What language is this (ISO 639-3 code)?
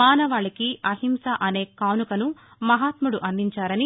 tel